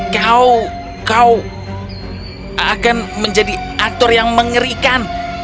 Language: Indonesian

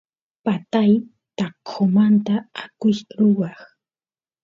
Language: Santiago del Estero Quichua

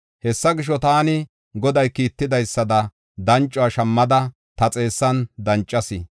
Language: Gofa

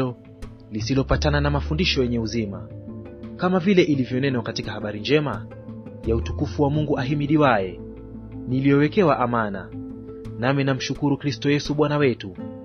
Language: Swahili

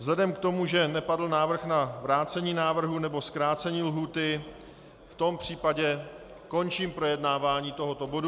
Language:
Czech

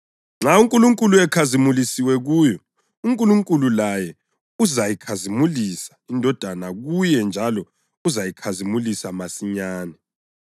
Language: North Ndebele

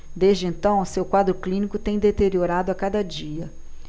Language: Portuguese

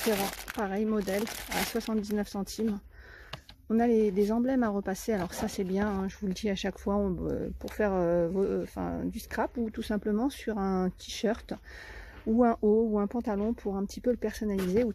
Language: French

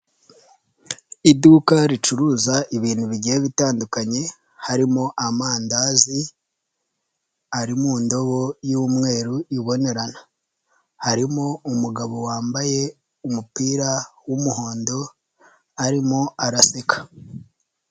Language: Kinyarwanda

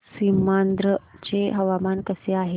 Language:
Marathi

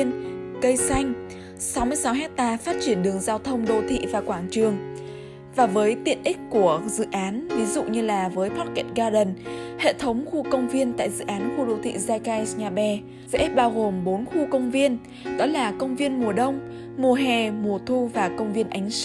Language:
Vietnamese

